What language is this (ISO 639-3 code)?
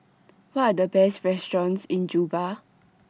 eng